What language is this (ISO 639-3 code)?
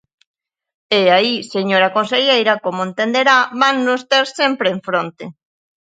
glg